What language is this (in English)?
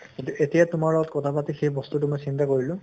Assamese